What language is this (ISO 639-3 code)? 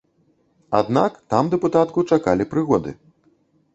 bel